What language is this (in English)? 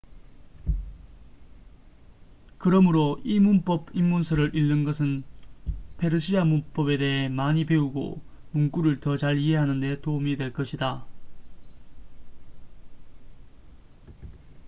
Korean